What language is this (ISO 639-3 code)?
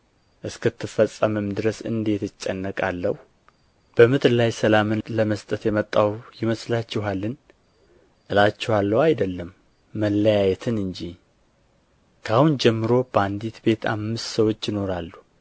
amh